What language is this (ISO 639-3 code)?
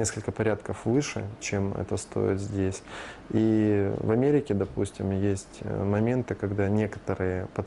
rus